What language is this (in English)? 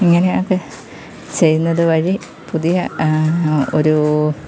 Malayalam